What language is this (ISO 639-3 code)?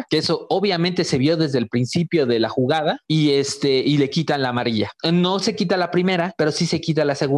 spa